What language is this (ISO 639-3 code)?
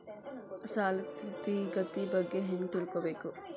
kan